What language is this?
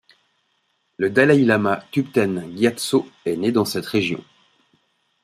French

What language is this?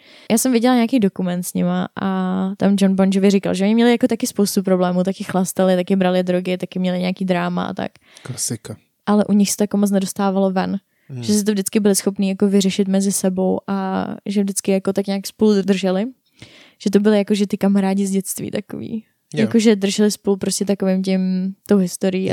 Czech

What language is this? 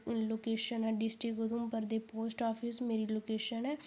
Dogri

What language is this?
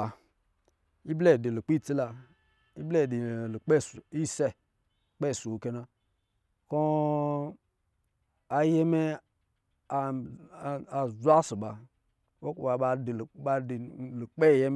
Lijili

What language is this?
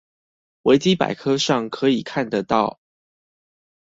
Chinese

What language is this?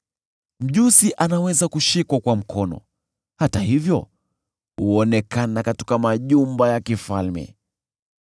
Swahili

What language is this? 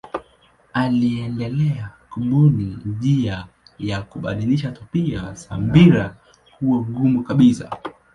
Swahili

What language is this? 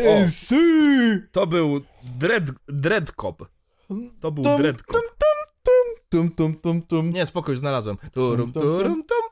Polish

